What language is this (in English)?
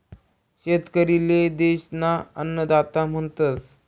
Marathi